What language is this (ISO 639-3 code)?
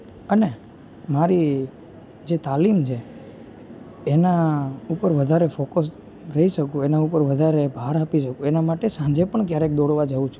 guj